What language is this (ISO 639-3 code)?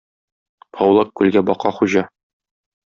tat